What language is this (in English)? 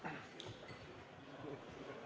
Estonian